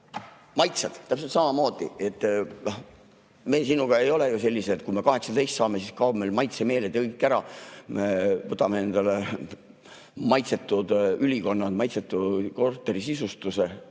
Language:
Estonian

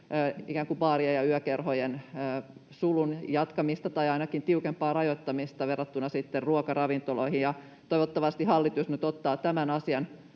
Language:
Finnish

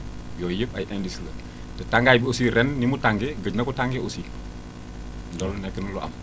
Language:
Wolof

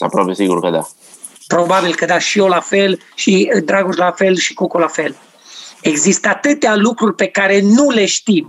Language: Romanian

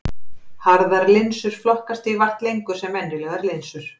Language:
Icelandic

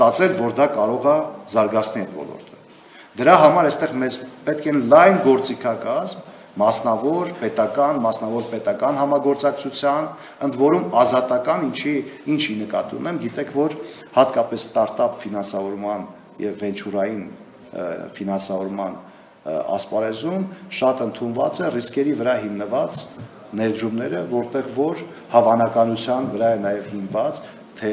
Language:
Romanian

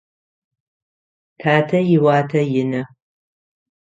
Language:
Adyghe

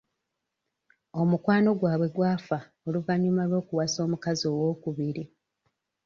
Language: Ganda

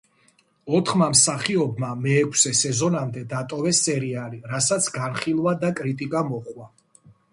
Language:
Georgian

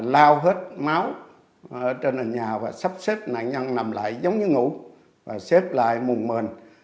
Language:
Vietnamese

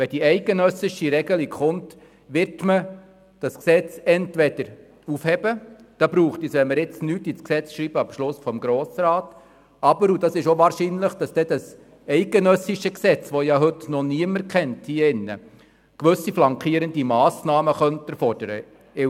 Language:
Swiss German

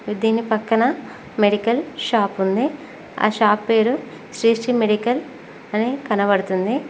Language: Telugu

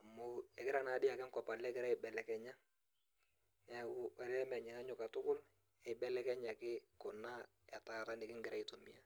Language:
Masai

